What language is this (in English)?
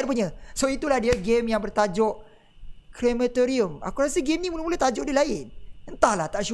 Malay